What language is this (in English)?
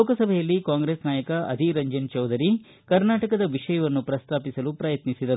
Kannada